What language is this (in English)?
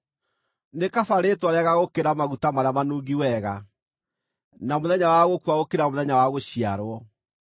Kikuyu